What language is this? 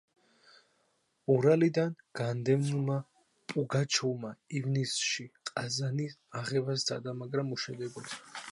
Georgian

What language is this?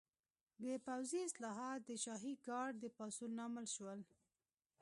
Pashto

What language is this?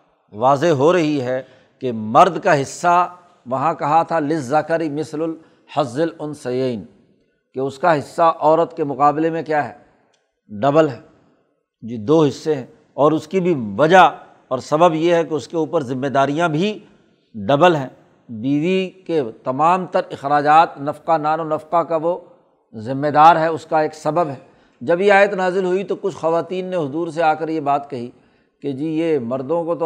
Urdu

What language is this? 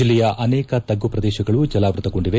Kannada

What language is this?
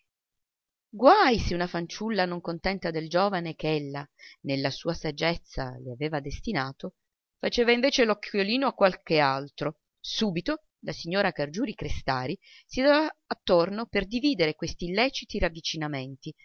Italian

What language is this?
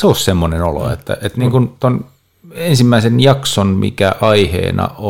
Finnish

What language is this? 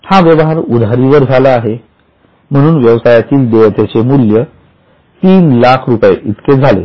Marathi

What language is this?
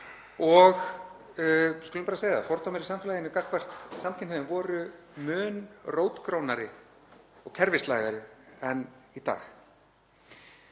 Icelandic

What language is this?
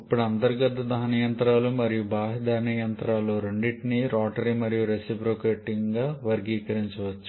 Telugu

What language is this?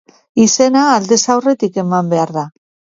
Basque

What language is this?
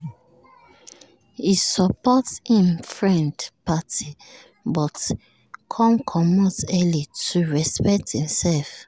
Nigerian Pidgin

